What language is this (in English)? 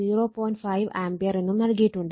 Malayalam